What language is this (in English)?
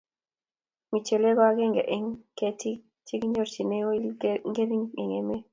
Kalenjin